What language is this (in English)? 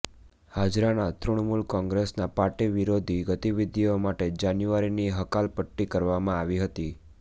Gujarati